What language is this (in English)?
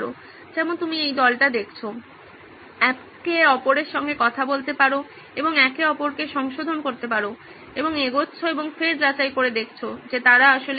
Bangla